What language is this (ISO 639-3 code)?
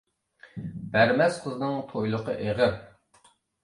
uig